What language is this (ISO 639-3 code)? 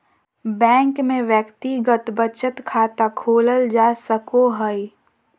mag